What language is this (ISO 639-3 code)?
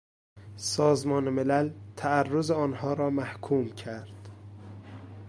fas